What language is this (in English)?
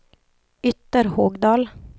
Swedish